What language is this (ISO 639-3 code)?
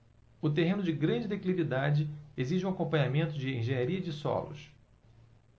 por